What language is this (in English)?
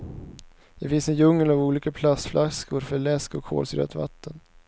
Swedish